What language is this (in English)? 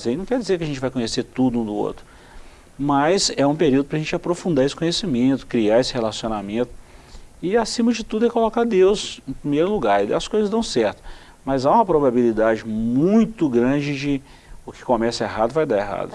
Portuguese